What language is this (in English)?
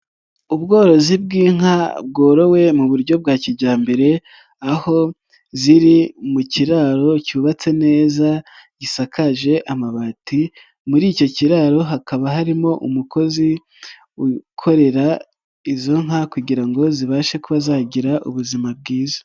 Kinyarwanda